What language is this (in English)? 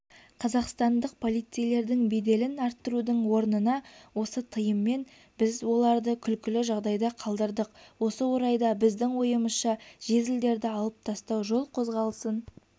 Kazakh